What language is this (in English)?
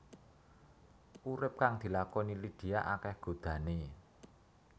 Javanese